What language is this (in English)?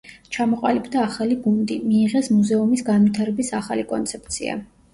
Georgian